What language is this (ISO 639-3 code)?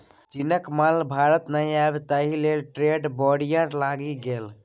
mai